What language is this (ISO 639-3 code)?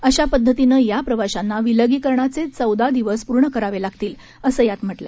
mar